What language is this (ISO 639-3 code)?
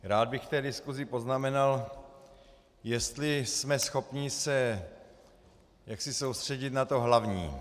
ces